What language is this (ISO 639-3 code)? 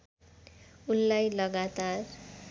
nep